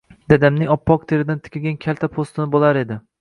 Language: Uzbek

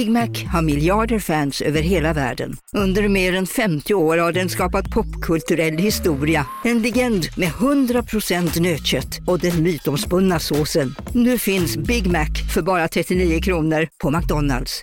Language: Swedish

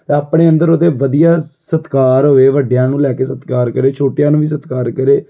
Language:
Punjabi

